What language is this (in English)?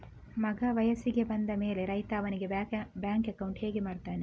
Kannada